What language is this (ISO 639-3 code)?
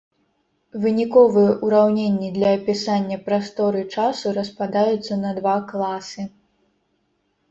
bel